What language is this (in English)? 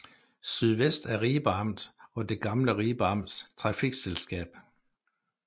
Danish